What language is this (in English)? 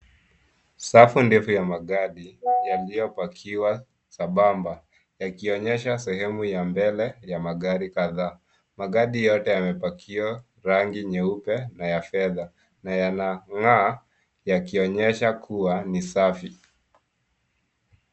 Swahili